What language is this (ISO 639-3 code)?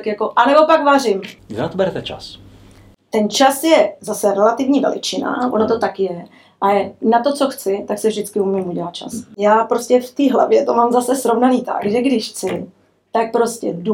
ces